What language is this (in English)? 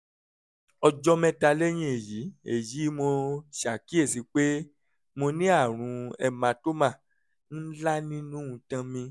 Yoruba